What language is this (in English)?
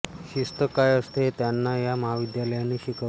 Marathi